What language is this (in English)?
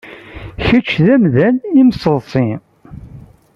Kabyle